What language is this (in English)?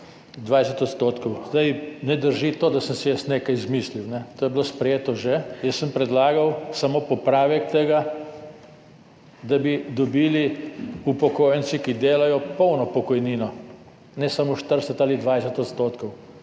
Slovenian